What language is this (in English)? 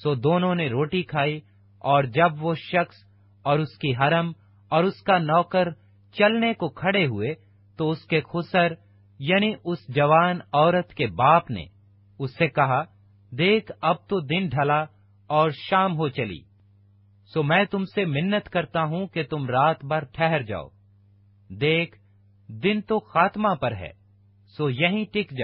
Urdu